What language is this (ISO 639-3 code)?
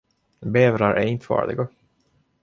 swe